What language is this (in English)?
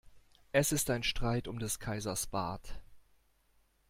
German